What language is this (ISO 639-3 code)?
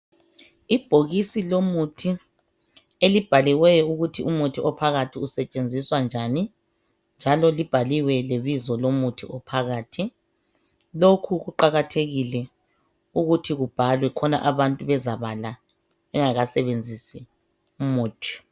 nde